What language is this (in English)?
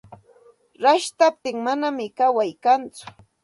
Santa Ana de Tusi Pasco Quechua